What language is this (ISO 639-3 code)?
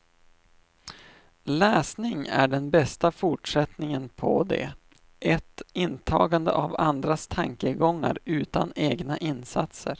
swe